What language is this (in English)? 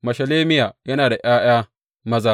Hausa